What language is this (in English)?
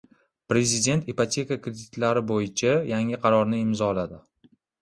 Uzbek